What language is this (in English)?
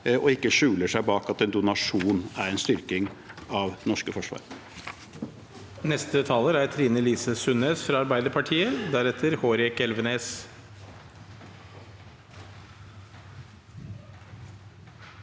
Norwegian